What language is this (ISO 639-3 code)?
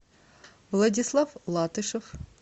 rus